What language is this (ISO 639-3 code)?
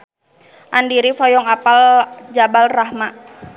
sun